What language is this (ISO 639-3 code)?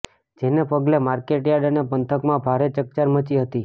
guj